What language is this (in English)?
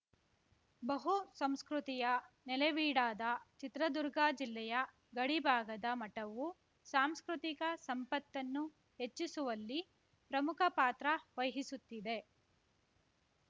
Kannada